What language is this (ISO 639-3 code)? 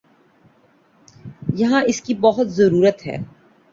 urd